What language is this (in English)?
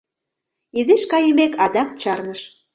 Mari